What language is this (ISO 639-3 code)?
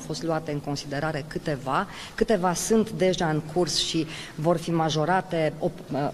ron